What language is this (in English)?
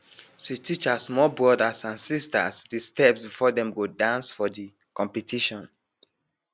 Nigerian Pidgin